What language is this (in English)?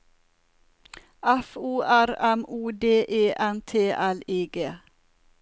Norwegian